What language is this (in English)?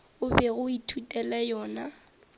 Northern Sotho